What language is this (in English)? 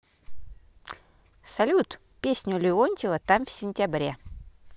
Russian